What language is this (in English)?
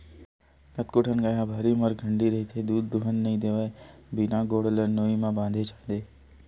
Chhattisgarhi